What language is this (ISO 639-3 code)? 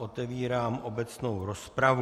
ces